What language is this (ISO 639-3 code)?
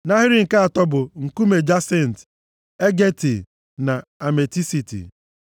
ibo